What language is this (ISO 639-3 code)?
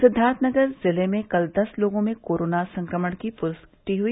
hin